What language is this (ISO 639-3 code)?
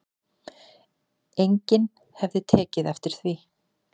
isl